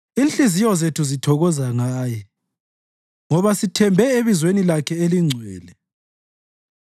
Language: North Ndebele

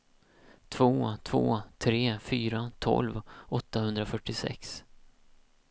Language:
Swedish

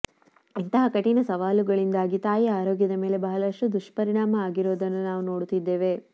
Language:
Kannada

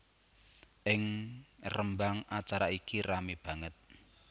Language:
Javanese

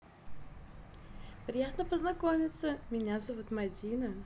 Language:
Russian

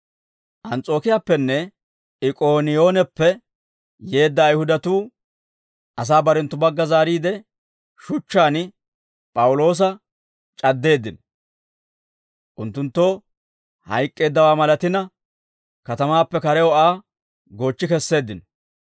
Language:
Dawro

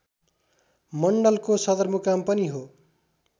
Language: Nepali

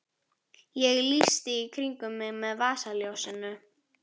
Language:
Icelandic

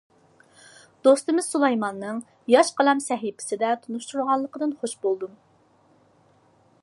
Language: Uyghur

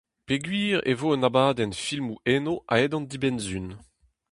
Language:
Breton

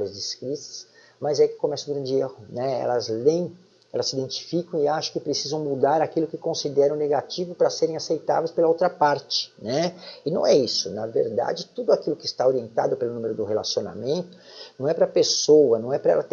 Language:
Portuguese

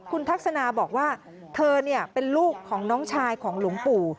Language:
Thai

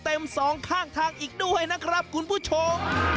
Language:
Thai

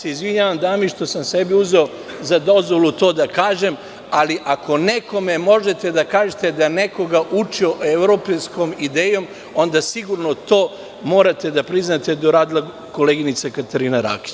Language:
Serbian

